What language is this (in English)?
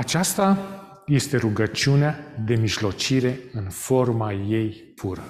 Romanian